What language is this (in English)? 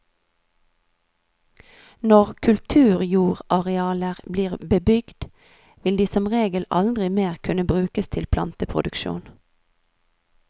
Norwegian